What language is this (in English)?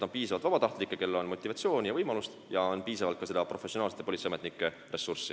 Estonian